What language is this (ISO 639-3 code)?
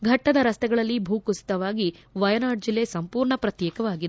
kan